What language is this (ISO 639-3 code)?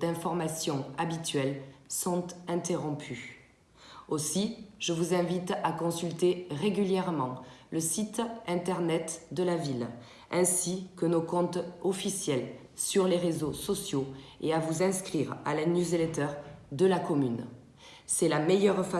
fra